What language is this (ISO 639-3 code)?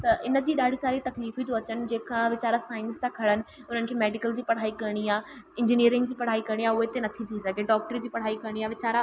snd